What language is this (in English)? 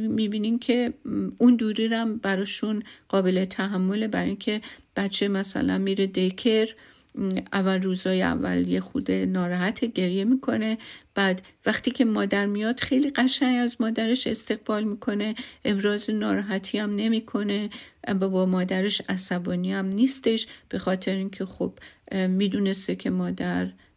Persian